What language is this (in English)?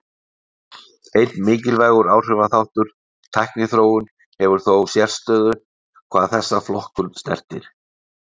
Icelandic